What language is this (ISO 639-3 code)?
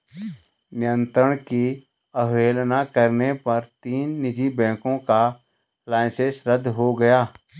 hin